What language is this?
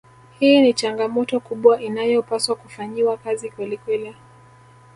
Swahili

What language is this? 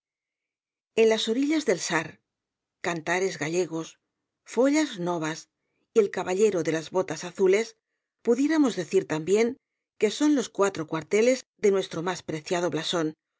Spanish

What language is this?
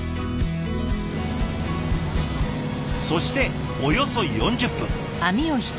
Japanese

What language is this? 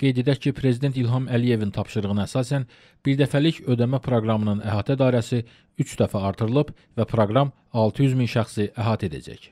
Turkish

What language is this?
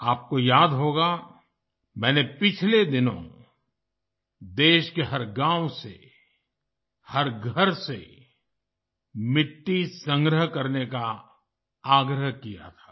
Hindi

